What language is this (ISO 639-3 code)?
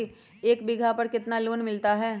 mag